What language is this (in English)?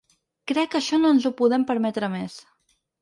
Catalan